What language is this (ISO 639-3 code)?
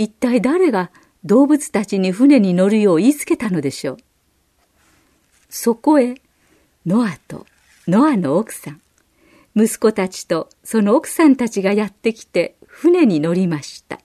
jpn